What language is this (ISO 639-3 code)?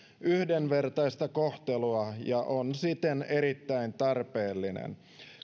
fin